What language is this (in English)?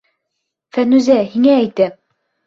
Bashkir